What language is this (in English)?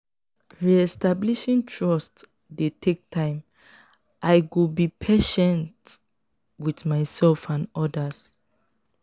Nigerian Pidgin